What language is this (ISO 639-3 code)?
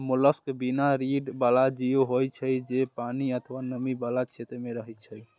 mai